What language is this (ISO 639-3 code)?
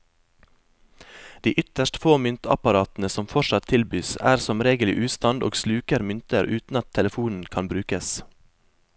nor